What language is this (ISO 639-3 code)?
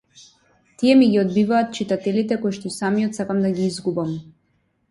mkd